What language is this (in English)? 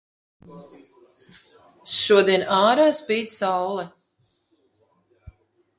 Latvian